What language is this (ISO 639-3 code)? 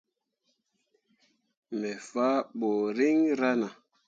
mua